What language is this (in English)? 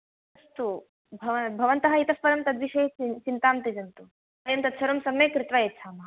Sanskrit